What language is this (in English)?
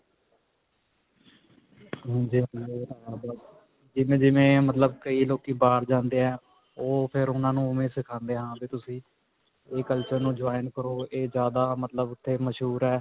Punjabi